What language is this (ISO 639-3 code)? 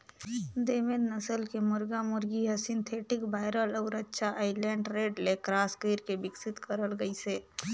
hne